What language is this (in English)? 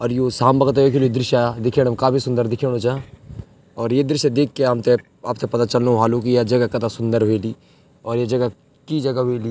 Garhwali